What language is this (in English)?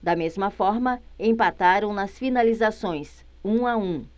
Portuguese